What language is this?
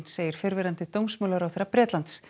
Icelandic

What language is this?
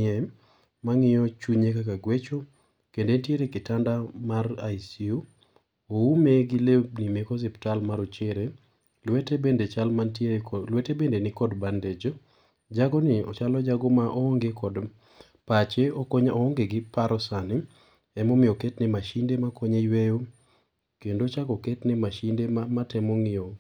Luo (Kenya and Tanzania)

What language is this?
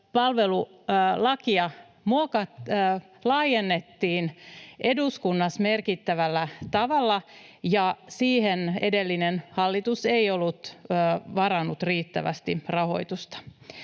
Finnish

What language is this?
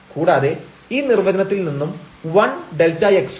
Malayalam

